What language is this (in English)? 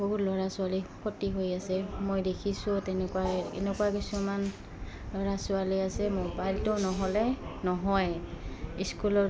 Assamese